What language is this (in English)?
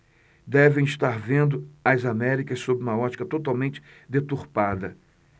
Portuguese